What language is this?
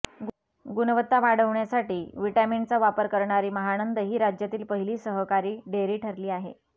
Marathi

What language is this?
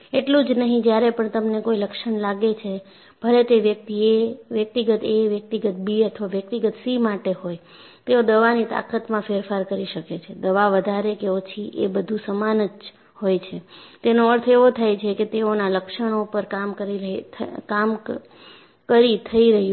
Gujarati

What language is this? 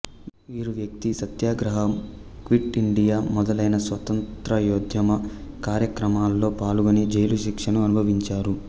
Telugu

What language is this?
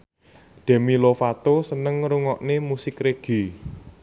Javanese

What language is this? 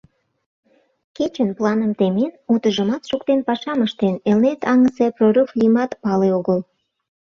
Mari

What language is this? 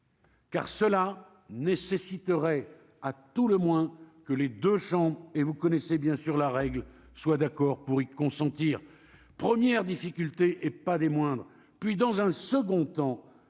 French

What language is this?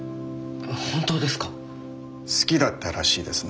Japanese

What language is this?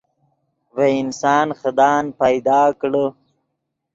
Yidgha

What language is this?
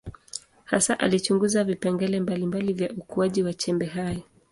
Swahili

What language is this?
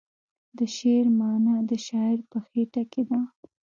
Pashto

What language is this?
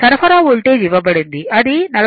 Telugu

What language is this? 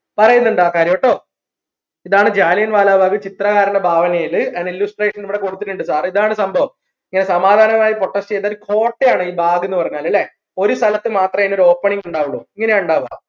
Malayalam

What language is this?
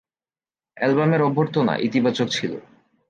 Bangla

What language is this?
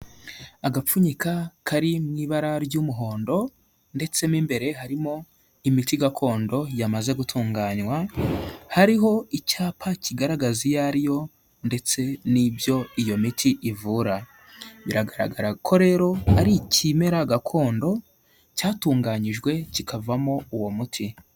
Kinyarwanda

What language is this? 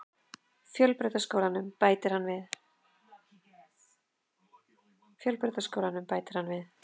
Icelandic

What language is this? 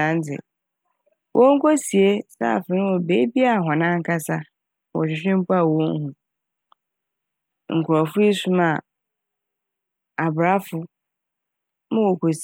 Akan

